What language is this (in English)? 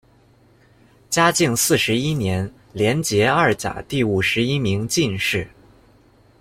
Chinese